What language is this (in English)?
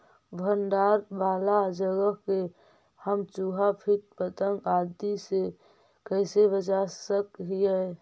Magahi